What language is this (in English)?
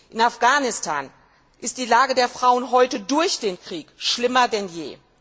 German